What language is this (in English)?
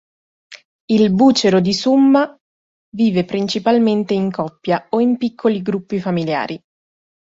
Italian